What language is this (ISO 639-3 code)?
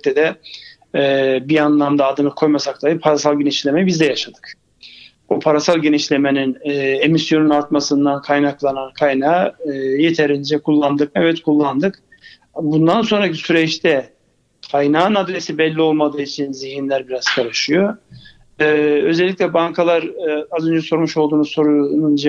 tur